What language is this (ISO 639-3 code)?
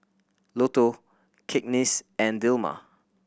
eng